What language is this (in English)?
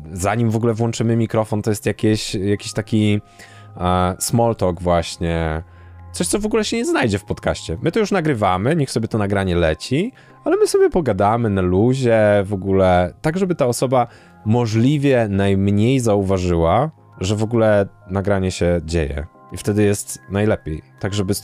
Polish